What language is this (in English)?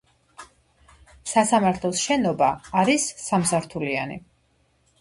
Georgian